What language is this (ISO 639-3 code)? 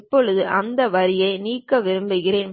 tam